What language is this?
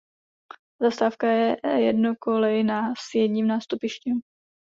Czech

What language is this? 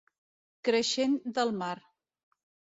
Catalan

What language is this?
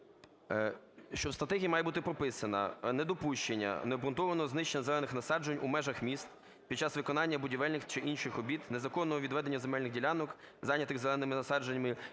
Ukrainian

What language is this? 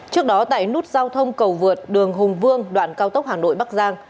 Vietnamese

